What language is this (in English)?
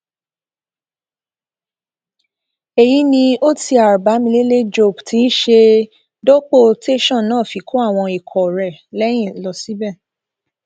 Yoruba